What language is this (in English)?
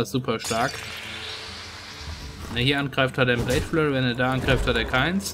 German